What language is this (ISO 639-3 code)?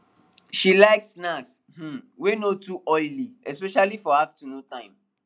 pcm